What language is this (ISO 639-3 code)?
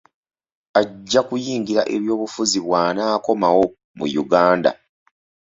lug